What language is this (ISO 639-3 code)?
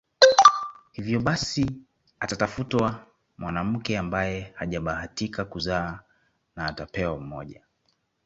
swa